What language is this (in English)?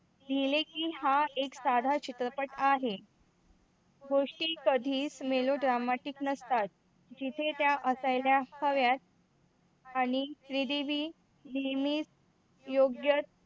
Marathi